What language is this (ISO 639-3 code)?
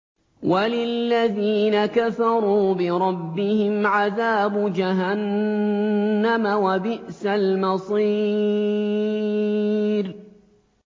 ara